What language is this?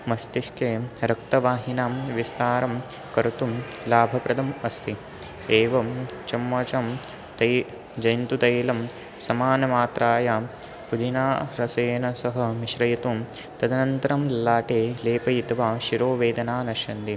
Sanskrit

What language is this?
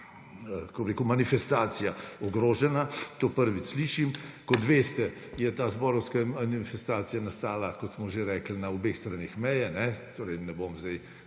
Slovenian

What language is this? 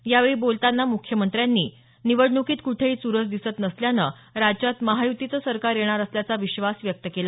Marathi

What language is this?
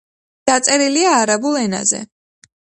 Georgian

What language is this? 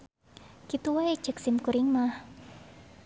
Sundanese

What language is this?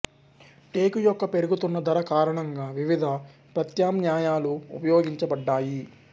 Telugu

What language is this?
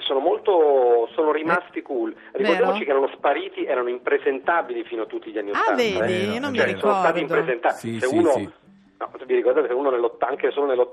Italian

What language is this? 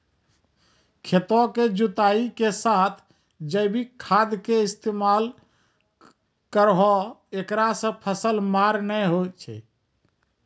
Maithili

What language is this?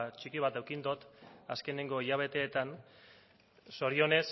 Basque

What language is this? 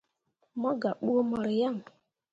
Mundang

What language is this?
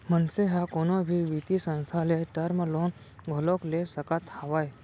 Chhattisgarhi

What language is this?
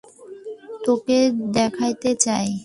Bangla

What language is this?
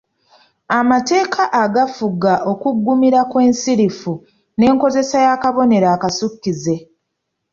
Ganda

